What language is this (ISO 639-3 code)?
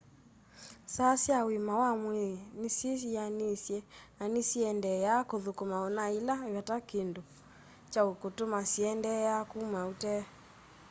kam